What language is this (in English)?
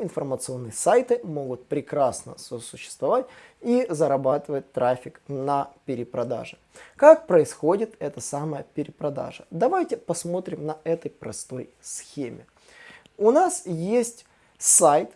Russian